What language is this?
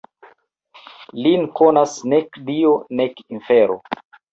Esperanto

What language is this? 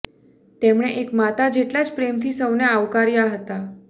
Gujarati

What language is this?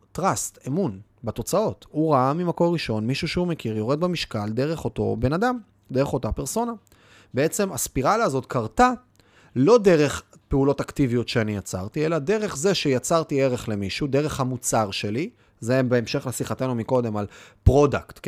Hebrew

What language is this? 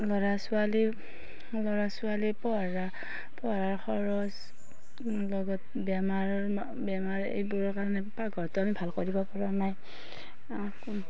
Assamese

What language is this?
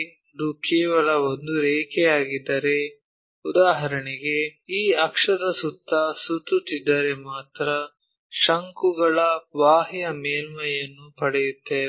Kannada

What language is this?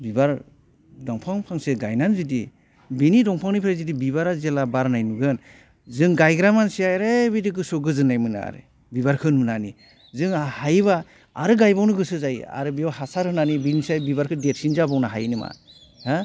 Bodo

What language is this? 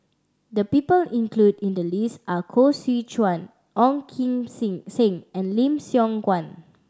English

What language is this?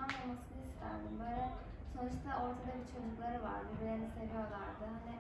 Turkish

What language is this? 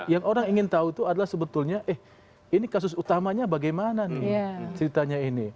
Indonesian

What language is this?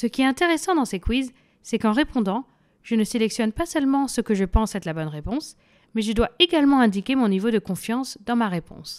French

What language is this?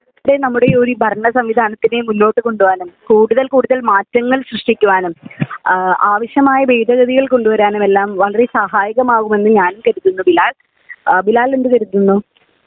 Malayalam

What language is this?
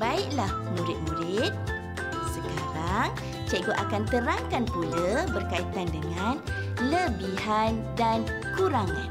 Malay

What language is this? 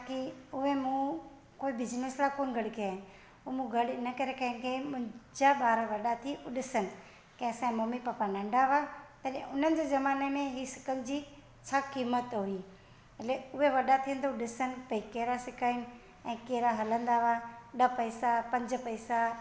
Sindhi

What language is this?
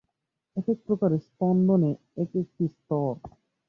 Bangla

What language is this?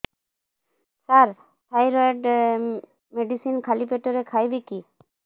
Odia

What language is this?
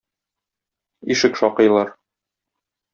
Tatar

